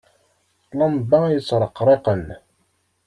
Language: Kabyle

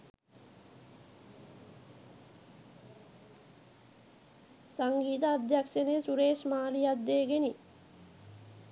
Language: Sinhala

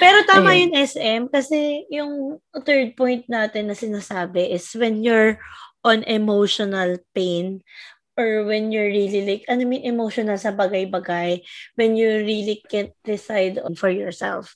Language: Filipino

